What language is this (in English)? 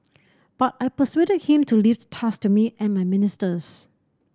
English